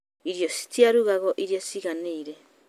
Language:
Kikuyu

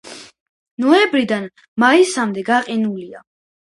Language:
Georgian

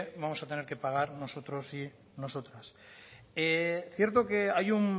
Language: Spanish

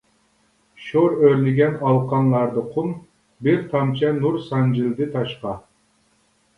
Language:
Uyghur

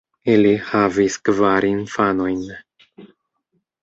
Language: Esperanto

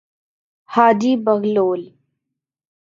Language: Urdu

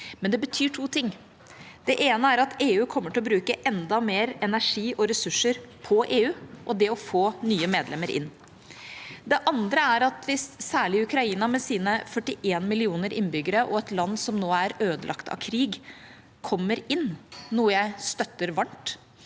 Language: Norwegian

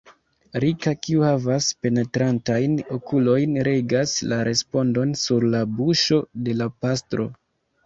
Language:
Esperanto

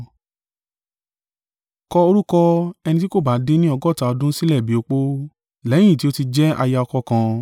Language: Yoruba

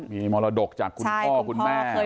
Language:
Thai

